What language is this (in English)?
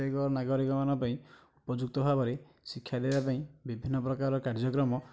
Odia